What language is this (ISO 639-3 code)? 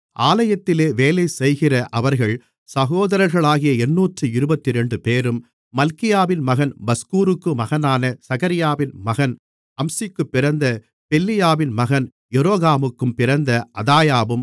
tam